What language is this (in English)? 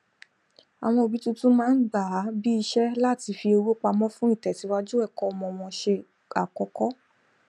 Yoruba